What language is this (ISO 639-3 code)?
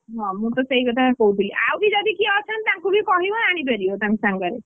ori